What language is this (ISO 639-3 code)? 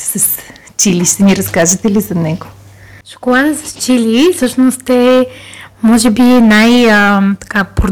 bul